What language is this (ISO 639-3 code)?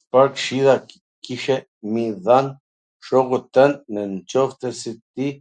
aln